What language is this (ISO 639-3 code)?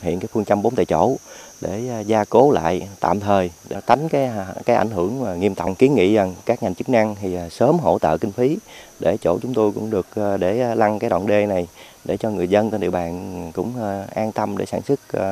vie